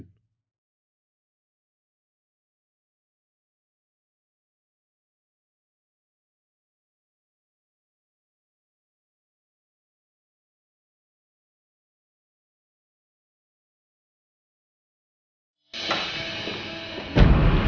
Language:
Indonesian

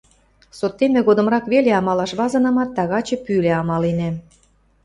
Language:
Western Mari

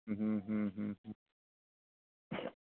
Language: Santali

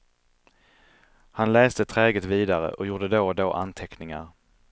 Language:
Swedish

